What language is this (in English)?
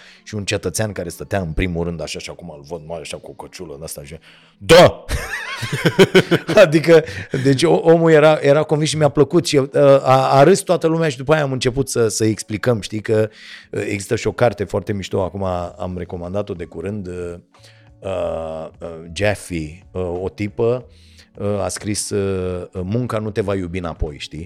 Romanian